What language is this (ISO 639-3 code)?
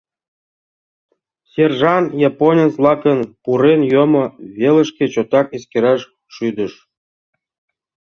chm